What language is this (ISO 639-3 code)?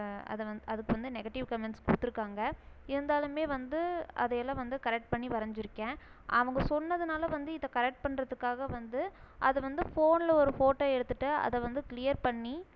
tam